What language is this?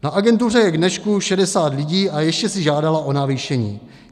Czech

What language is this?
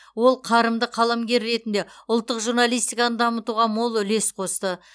Kazakh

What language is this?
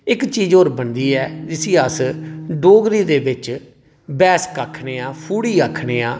Dogri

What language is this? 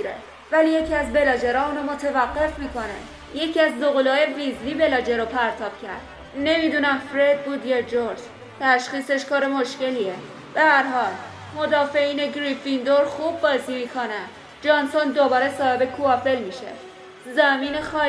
Persian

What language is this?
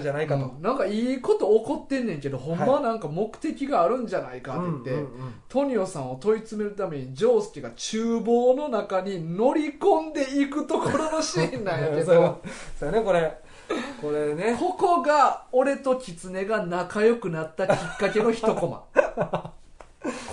Japanese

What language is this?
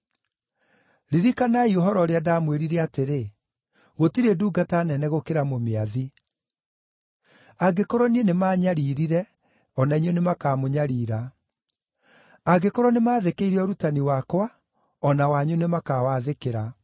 Kikuyu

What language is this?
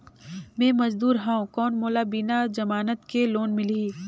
Chhattisgarhi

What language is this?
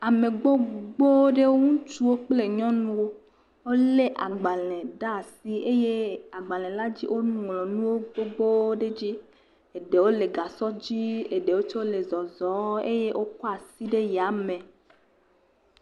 Ewe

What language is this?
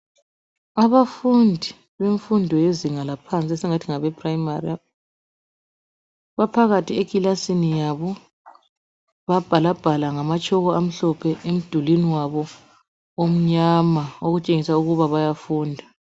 North Ndebele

